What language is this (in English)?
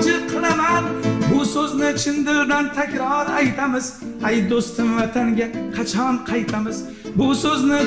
Turkish